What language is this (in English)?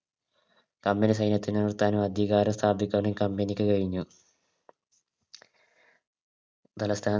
Malayalam